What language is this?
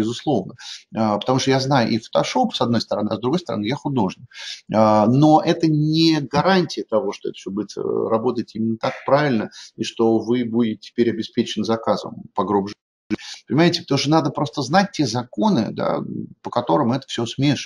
Russian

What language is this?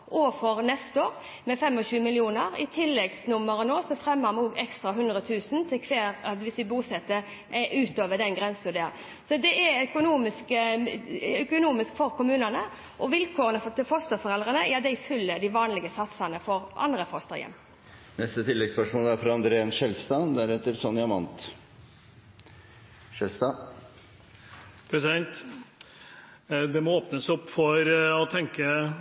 Norwegian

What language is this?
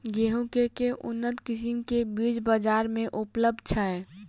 Maithili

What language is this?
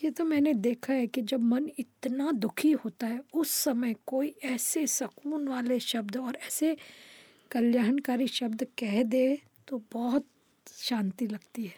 Hindi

